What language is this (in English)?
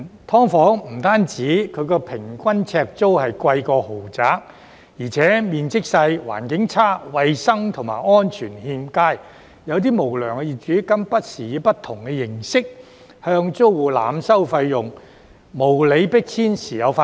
Cantonese